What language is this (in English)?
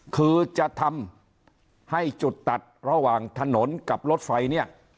Thai